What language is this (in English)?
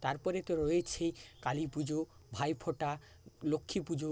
Bangla